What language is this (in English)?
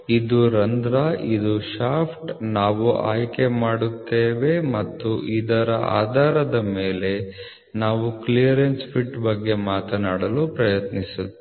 Kannada